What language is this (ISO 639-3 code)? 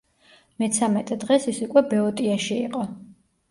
kat